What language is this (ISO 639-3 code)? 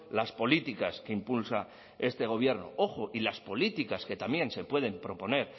spa